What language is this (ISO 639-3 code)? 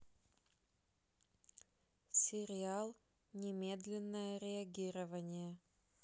rus